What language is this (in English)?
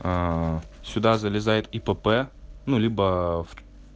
Russian